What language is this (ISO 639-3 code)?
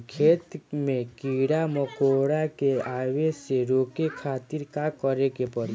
bho